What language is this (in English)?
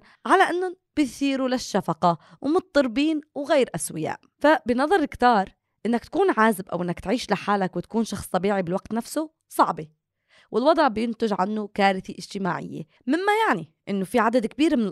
Arabic